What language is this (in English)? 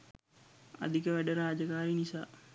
Sinhala